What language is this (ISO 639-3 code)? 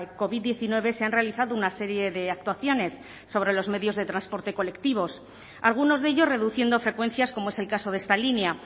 spa